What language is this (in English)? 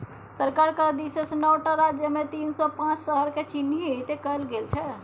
Maithili